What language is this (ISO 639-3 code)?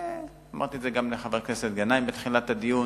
heb